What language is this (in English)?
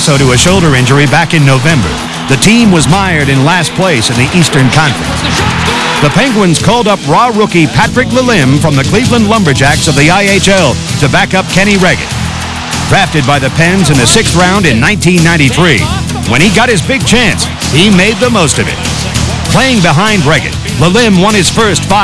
English